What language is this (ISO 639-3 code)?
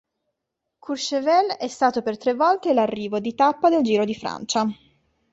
ita